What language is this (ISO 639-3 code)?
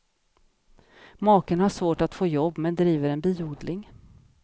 swe